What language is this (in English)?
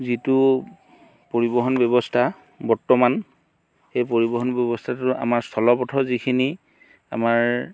Assamese